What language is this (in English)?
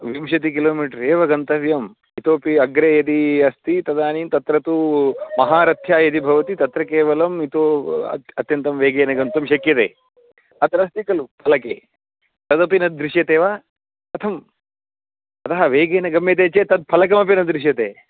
Sanskrit